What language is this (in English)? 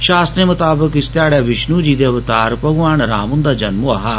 Dogri